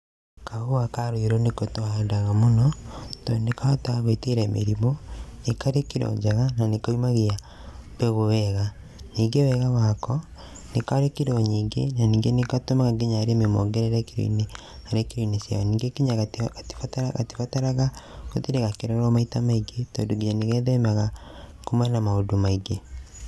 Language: Kikuyu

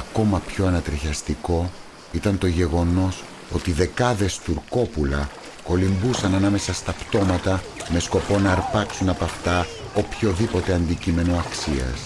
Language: Greek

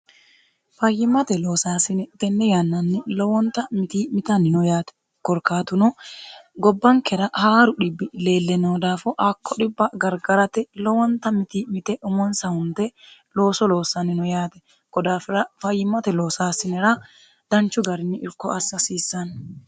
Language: Sidamo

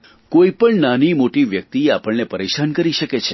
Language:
Gujarati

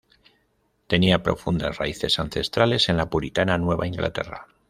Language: Spanish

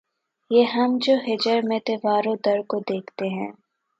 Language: Urdu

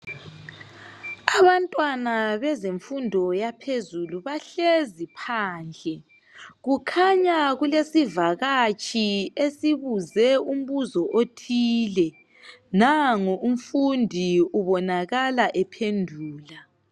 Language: North Ndebele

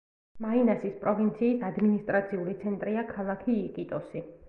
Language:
Georgian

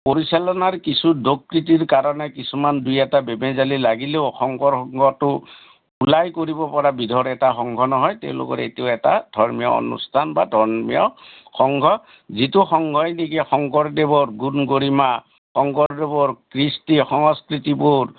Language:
Assamese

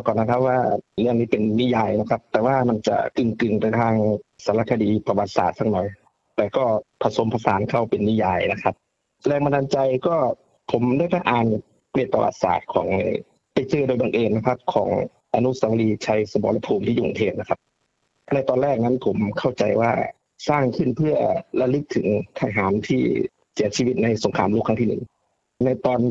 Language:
Thai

